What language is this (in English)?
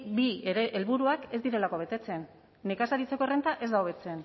Basque